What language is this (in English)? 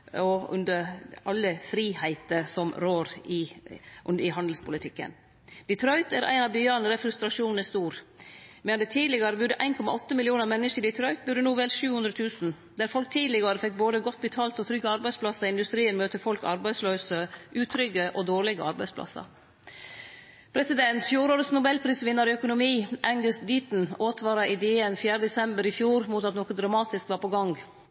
Norwegian Nynorsk